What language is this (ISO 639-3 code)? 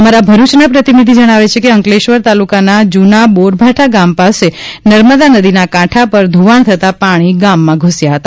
guj